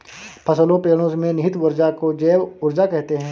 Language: Hindi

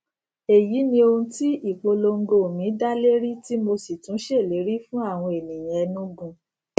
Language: Yoruba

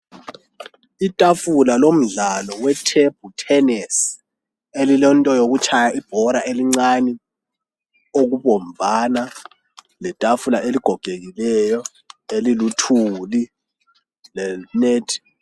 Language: North Ndebele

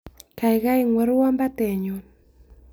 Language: Kalenjin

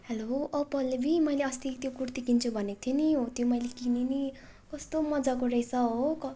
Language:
Nepali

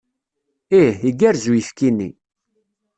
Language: Kabyle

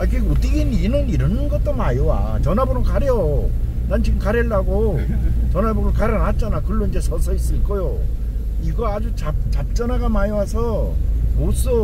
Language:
Korean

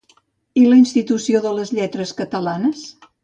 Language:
Catalan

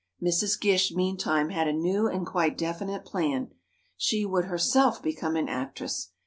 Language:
English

